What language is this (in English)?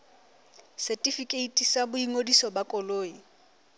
Southern Sotho